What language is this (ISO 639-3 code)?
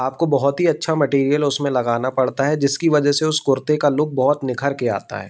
hin